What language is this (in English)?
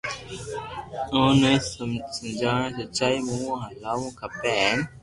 Loarki